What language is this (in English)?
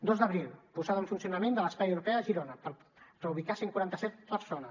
Catalan